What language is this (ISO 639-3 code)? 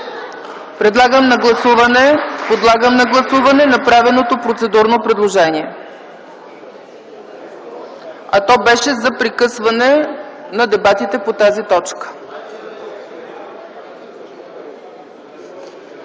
bul